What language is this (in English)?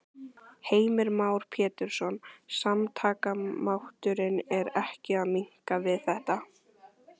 Icelandic